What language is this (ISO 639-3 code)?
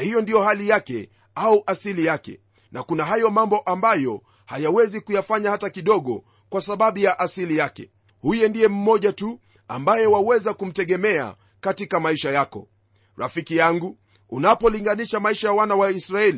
swa